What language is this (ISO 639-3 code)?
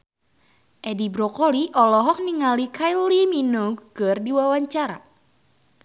sun